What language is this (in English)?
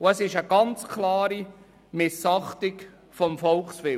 Swiss German